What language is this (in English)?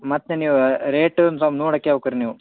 Kannada